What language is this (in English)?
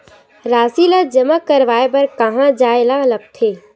Chhattisgarhi